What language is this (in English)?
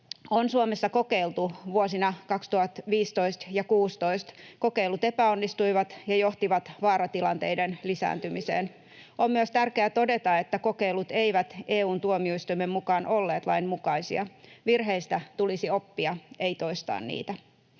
Finnish